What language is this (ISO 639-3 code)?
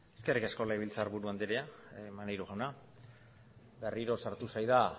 eus